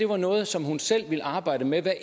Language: Danish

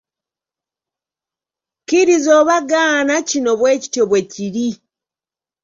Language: Ganda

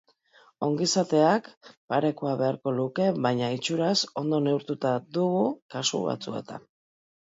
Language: Basque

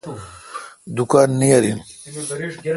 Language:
Kalkoti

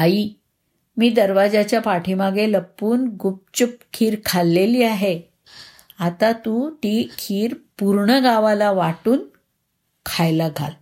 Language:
Marathi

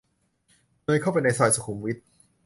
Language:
Thai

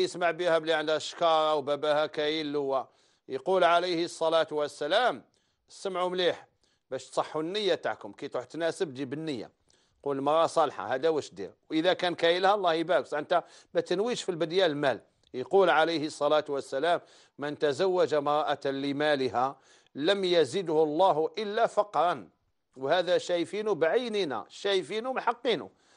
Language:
Arabic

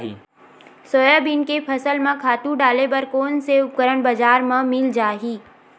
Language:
Chhattisgarhi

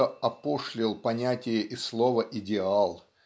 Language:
Russian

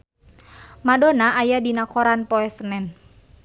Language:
Sundanese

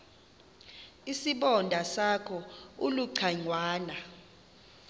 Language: Xhosa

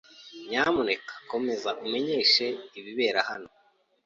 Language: Kinyarwanda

